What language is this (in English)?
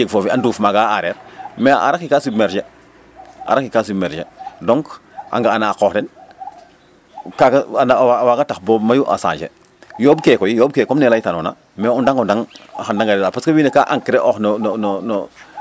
Serer